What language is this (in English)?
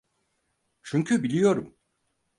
Turkish